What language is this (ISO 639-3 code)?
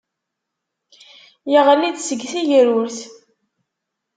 kab